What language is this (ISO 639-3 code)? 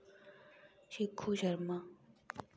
doi